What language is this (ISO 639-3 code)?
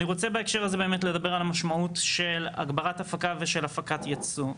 heb